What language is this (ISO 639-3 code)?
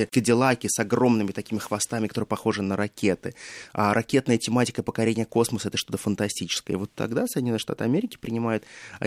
rus